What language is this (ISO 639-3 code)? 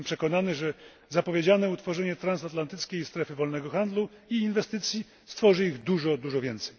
pol